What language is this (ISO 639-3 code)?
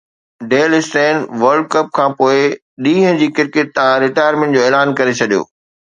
snd